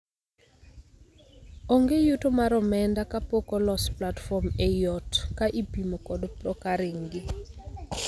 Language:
Luo (Kenya and Tanzania)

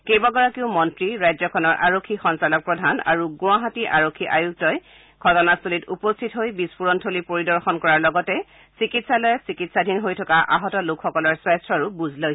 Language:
Assamese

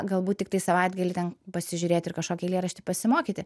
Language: Lithuanian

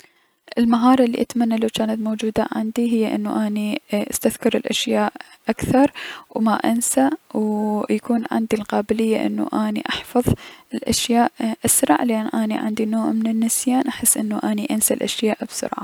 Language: Mesopotamian Arabic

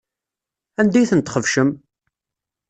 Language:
Kabyle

